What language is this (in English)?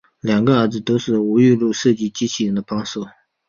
Chinese